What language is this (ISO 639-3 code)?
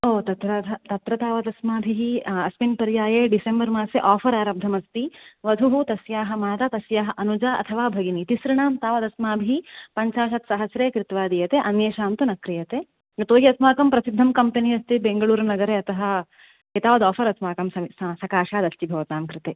san